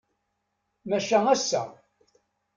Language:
Kabyle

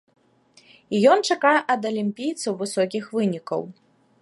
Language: Belarusian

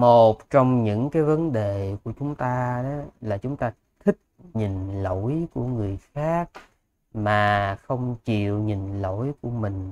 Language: Vietnamese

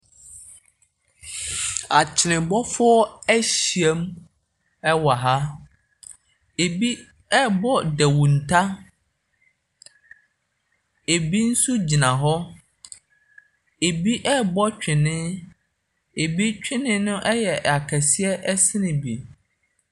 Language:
Akan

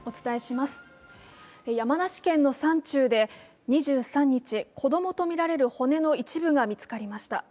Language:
Japanese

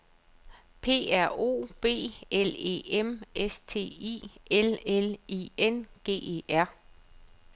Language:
Danish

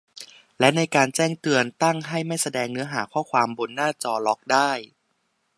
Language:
Thai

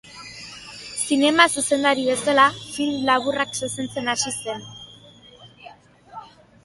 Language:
Basque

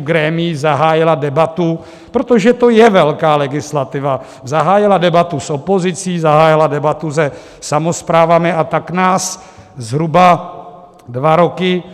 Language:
Czech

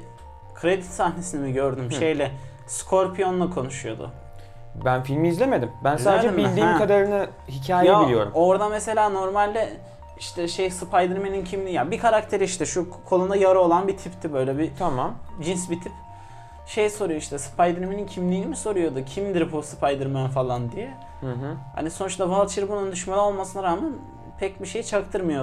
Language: Turkish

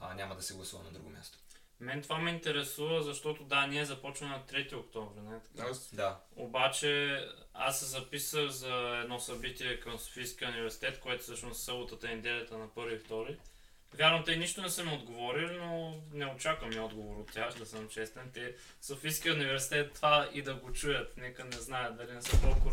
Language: Bulgarian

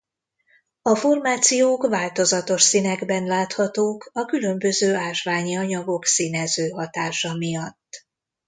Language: Hungarian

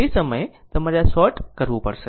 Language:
Gujarati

